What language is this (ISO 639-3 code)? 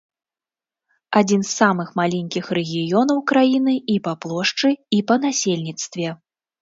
bel